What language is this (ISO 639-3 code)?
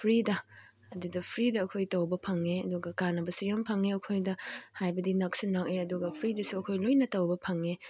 mni